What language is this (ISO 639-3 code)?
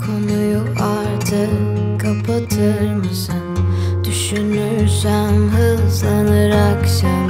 tur